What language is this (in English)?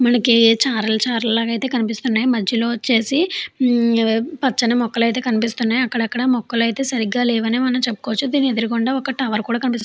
Telugu